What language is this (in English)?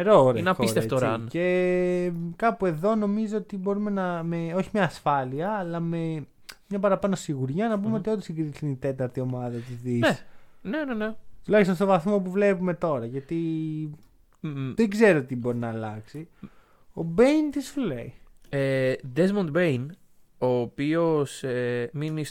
Greek